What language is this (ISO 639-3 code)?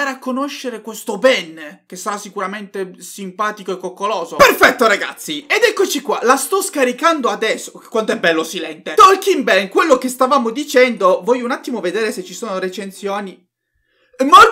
ita